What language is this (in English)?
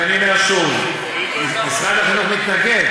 Hebrew